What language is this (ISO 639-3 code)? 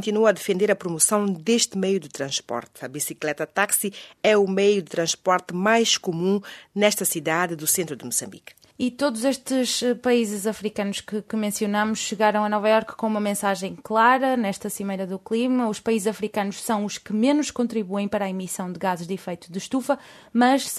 por